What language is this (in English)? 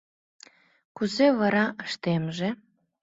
Mari